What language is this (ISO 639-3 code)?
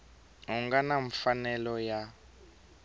tso